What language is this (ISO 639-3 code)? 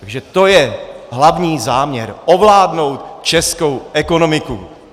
ces